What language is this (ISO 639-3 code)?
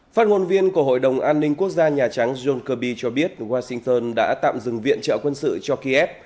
vie